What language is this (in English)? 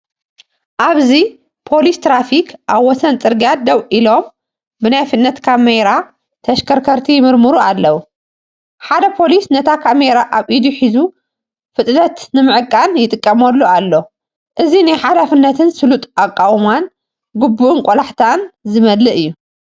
Tigrinya